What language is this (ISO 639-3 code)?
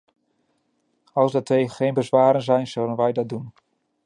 nld